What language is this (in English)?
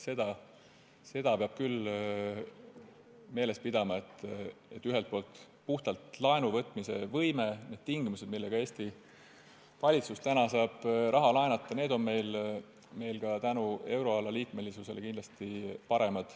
Estonian